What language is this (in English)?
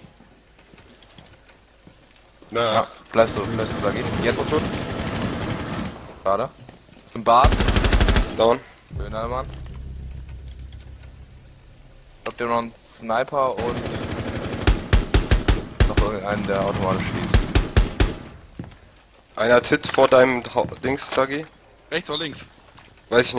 German